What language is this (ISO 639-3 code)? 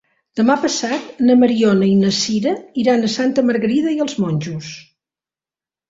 cat